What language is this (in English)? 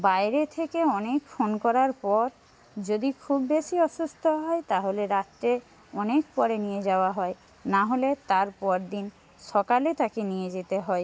Bangla